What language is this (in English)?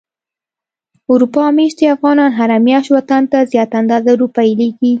Pashto